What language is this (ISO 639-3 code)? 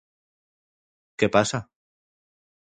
glg